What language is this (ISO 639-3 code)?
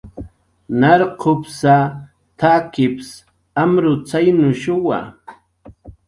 jqr